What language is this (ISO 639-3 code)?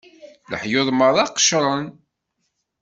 kab